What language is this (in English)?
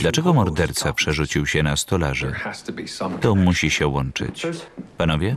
Polish